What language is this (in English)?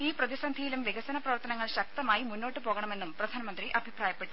Malayalam